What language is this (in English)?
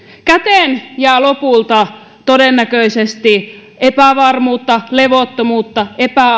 Finnish